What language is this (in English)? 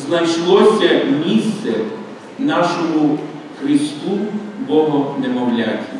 Ukrainian